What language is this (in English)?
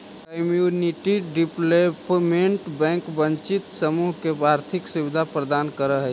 Magahi